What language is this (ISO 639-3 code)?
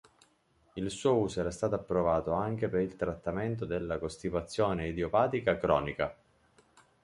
ita